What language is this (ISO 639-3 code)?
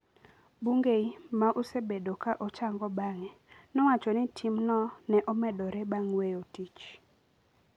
luo